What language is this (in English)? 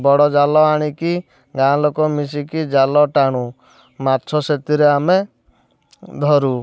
Odia